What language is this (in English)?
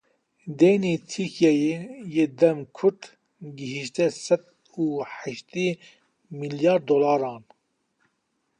Kurdish